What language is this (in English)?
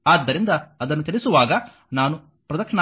Kannada